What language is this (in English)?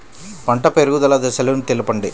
Telugu